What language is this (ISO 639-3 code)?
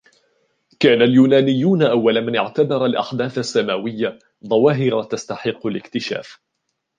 ara